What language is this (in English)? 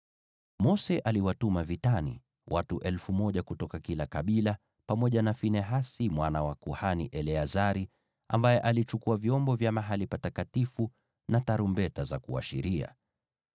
Swahili